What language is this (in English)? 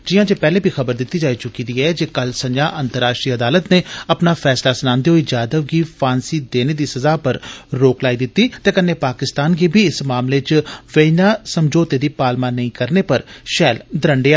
Dogri